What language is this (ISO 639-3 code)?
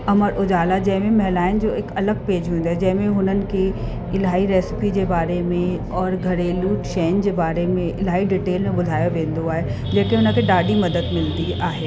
snd